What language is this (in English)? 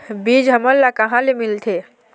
Chhattisgarhi